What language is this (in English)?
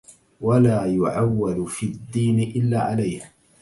Arabic